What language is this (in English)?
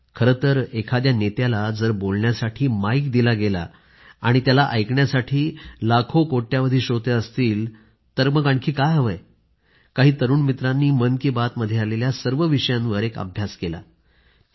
Marathi